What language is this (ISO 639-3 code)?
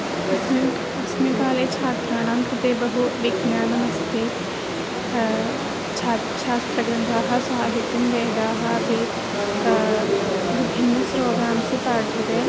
san